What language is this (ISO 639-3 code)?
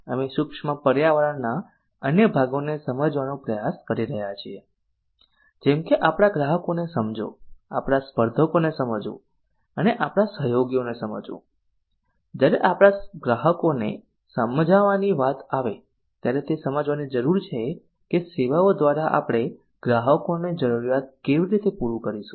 guj